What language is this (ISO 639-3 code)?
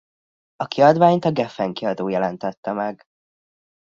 hun